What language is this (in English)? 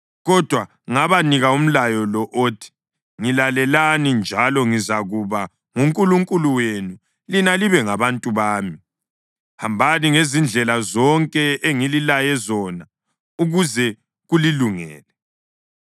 North Ndebele